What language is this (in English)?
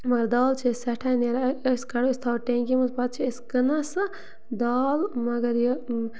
Kashmiri